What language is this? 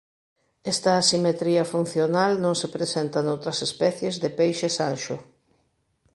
Galician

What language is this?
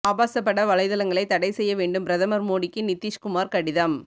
Tamil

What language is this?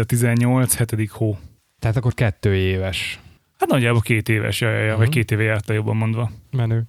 Hungarian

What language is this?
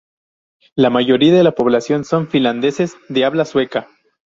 Spanish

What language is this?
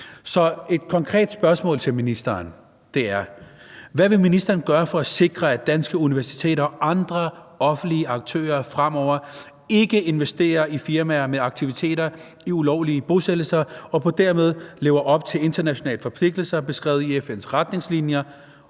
Danish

